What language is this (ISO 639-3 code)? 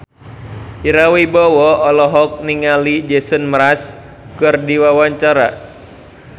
sun